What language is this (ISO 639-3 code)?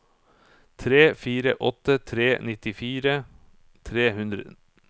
nor